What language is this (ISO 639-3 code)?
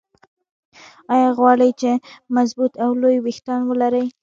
pus